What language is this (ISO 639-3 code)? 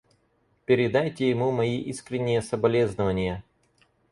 rus